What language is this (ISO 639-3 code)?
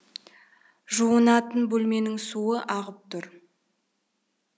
kaz